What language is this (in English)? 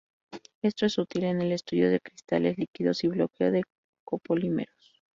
Spanish